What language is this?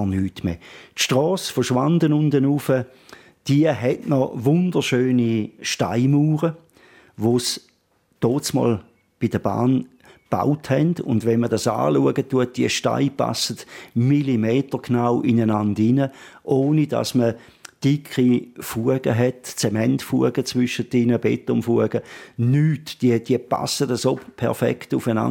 German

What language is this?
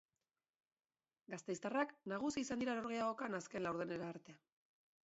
Basque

